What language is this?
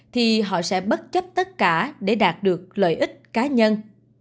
Vietnamese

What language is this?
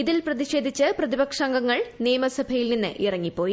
Malayalam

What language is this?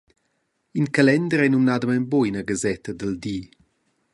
Romansh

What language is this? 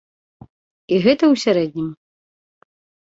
Belarusian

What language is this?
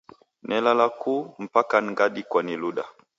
Taita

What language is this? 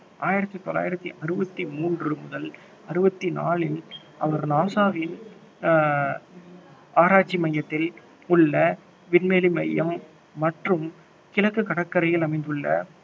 Tamil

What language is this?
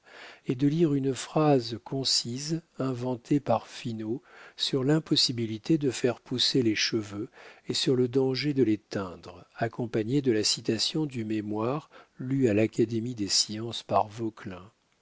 French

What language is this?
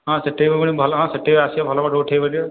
Odia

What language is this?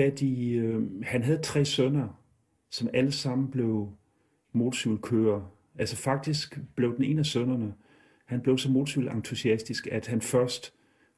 Danish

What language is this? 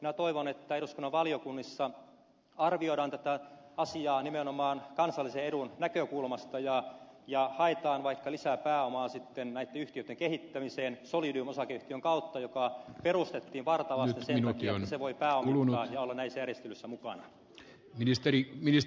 Finnish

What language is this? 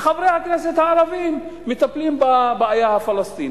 Hebrew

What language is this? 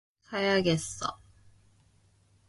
Korean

